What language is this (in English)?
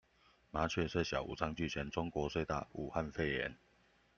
Chinese